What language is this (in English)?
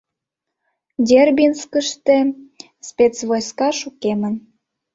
Mari